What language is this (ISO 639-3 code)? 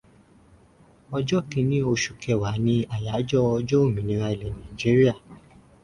yor